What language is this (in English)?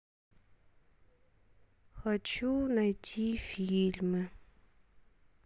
Russian